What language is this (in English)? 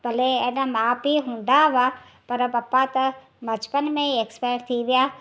Sindhi